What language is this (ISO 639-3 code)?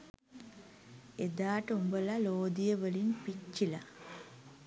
sin